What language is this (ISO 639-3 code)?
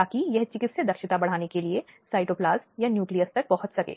hin